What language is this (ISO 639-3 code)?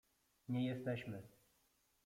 pol